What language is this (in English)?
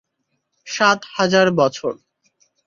Bangla